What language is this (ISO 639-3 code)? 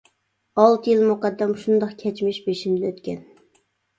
uig